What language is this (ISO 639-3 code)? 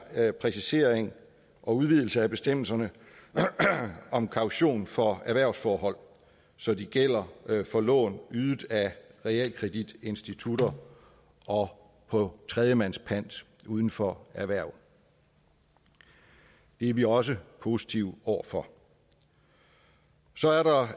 dan